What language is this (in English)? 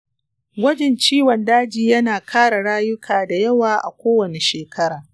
Hausa